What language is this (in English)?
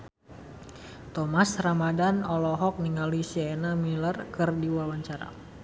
Sundanese